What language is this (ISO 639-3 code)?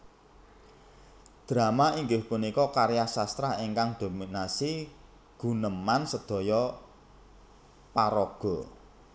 jav